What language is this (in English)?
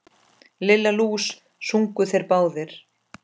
Icelandic